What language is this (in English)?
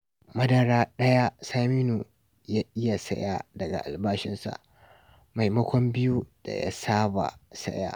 Hausa